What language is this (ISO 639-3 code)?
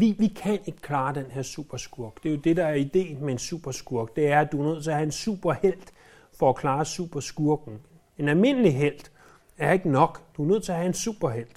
dan